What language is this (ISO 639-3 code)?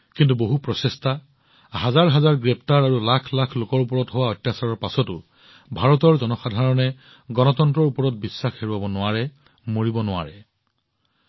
asm